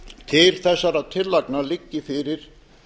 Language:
Icelandic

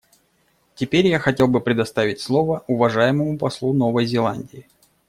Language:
Russian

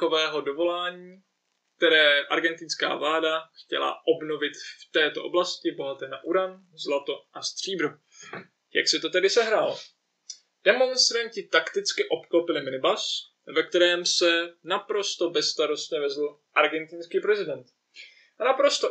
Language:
Czech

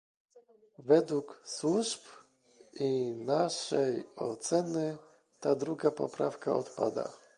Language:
Polish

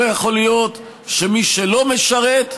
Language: Hebrew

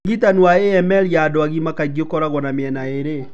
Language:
Kikuyu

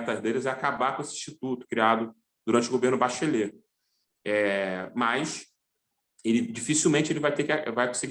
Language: Portuguese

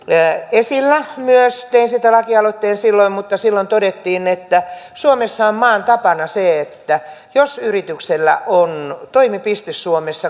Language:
Finnish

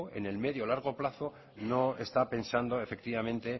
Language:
Spanish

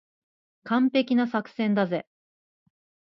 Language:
Japanese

